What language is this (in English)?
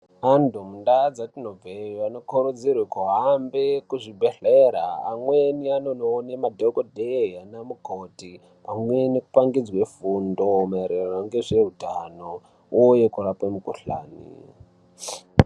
Ndau